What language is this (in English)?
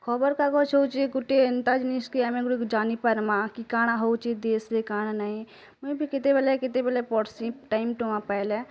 Odia